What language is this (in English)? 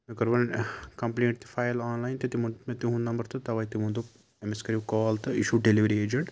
Kashmiri